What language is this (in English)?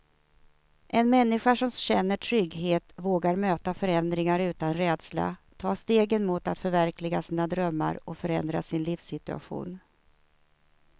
Swedish